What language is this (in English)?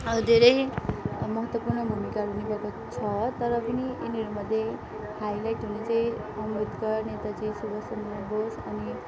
Nepali